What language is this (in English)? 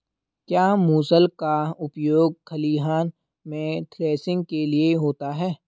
Hindi